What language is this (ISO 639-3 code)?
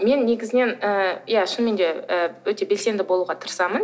kaz